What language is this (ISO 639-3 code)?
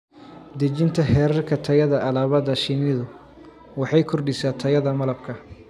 som